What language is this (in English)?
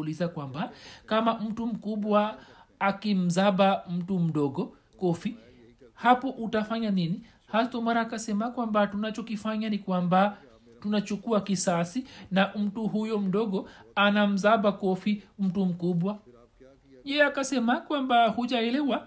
Swahili